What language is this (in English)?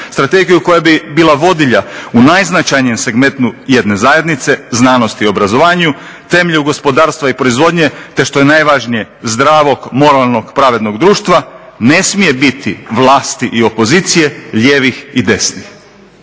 Croatian